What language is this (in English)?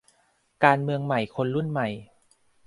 Thai